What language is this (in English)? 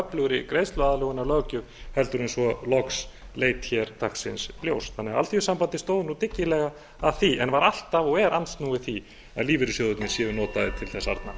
Icelandic